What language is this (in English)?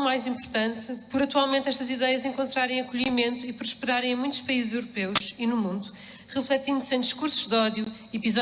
Portuguese